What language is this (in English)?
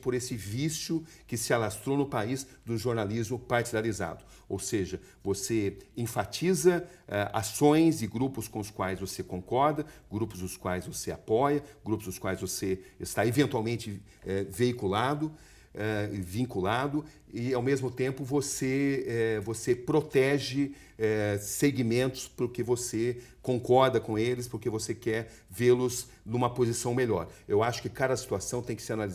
Portuguese